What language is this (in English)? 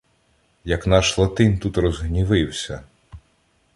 Ukrainian